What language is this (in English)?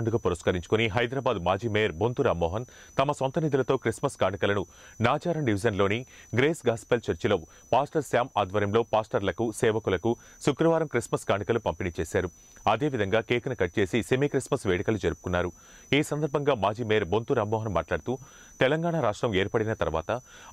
Hindi